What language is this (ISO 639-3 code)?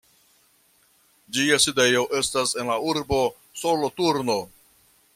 epo